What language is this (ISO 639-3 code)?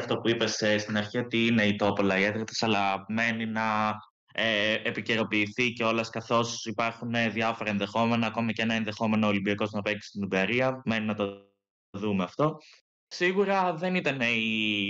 ell